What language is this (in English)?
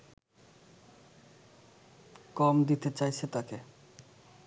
Bangla